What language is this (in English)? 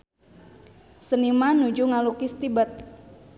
Sundanese